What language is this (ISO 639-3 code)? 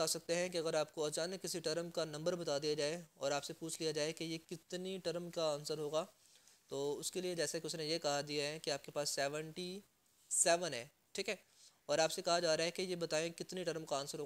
hin